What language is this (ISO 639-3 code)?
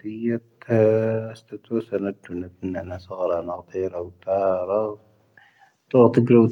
thv